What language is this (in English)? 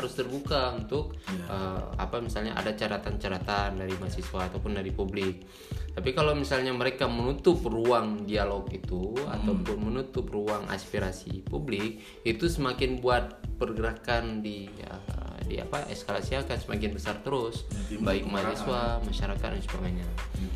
Indonesian